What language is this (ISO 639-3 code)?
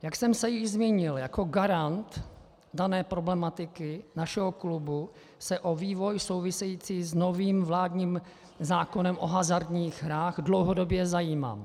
ces